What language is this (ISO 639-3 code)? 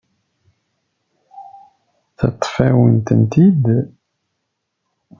kab